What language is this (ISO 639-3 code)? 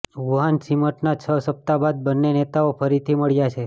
guj